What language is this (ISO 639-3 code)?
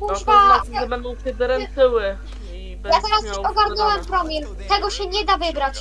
pol